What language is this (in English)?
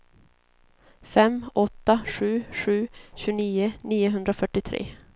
Swedish